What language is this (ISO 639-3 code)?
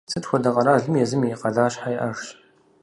kbd